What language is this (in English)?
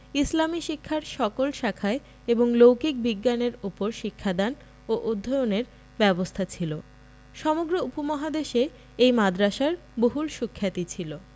Bangla